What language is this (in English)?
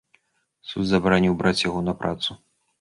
Belarusian